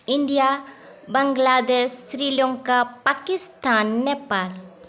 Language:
Odia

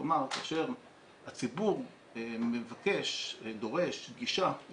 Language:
Hebrew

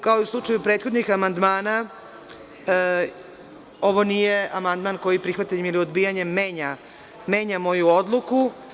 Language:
Serbian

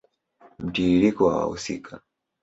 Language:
Swahili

